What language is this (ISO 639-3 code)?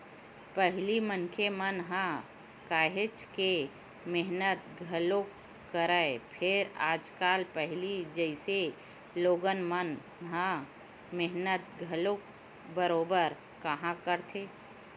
hne